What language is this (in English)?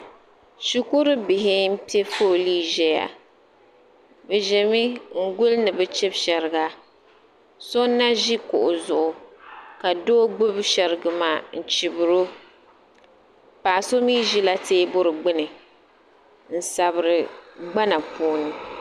Dagbani